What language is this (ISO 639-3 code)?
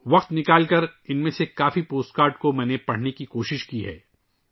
urd